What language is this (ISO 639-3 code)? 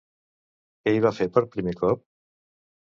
cat